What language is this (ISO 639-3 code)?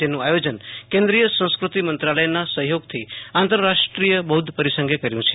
guj